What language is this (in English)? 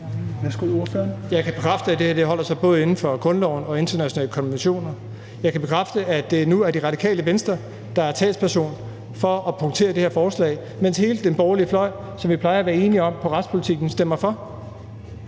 Danish